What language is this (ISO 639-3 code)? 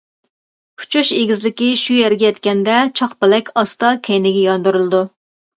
uig